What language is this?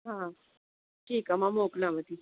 Sindhi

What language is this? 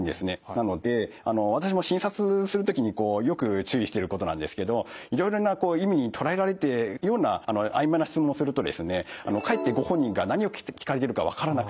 Japanese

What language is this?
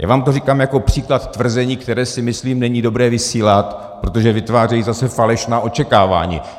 Czech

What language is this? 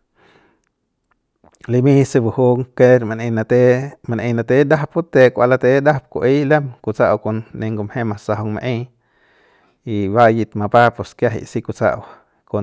Central Pame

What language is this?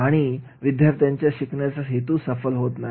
Marathi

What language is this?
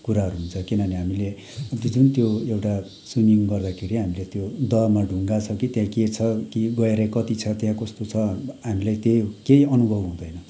Nepali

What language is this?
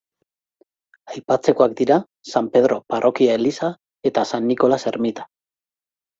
Basque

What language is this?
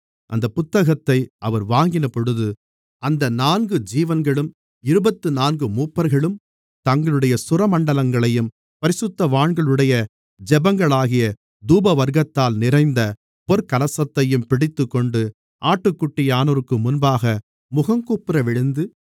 Tamil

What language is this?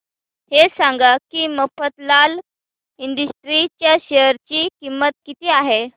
Marathi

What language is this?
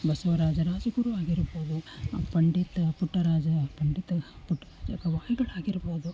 Kannada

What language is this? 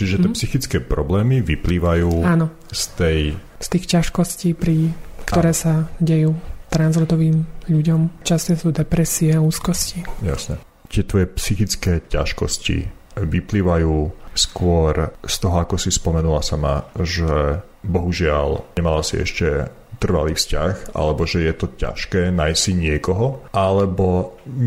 Slovak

